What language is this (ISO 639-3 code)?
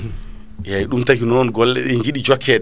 ful